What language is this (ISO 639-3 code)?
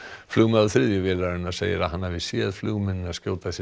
isl